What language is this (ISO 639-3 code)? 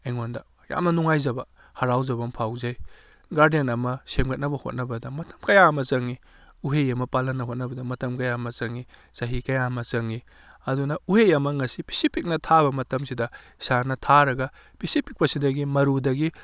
mni